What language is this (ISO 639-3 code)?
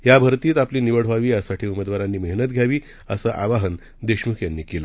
mar